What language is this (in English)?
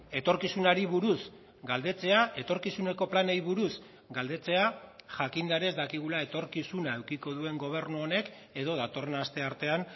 Basque